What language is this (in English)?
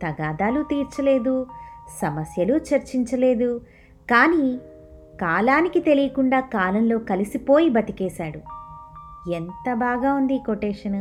Telugu